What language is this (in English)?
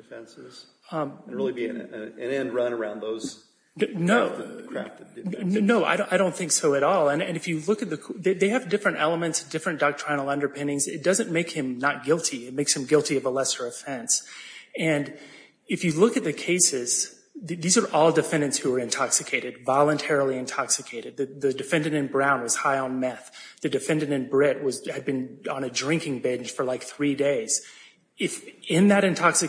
English